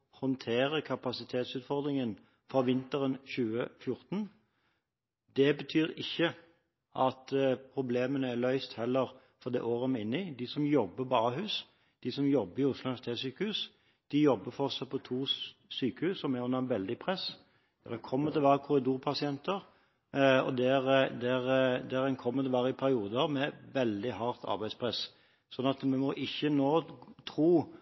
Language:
Norwegian Bokmål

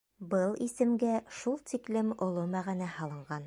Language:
Bashkir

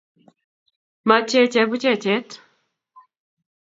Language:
Kalenjin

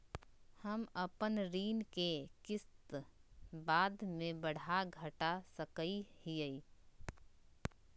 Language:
Magahi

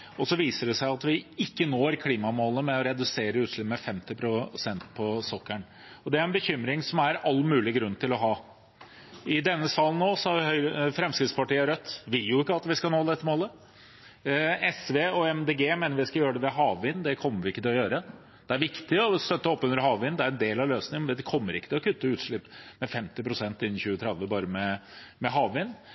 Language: Norwegian Bokmål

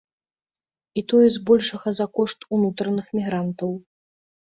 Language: Belarusian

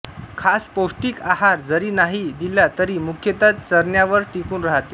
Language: Marathi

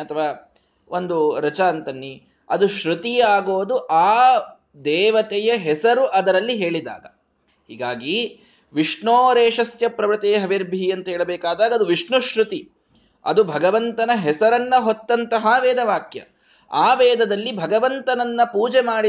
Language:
Kannada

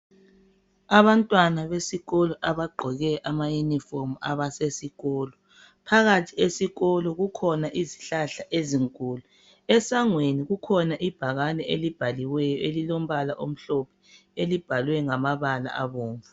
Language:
North Ndebele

